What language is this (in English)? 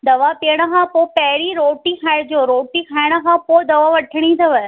Sindhi